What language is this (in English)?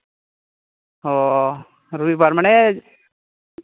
Santali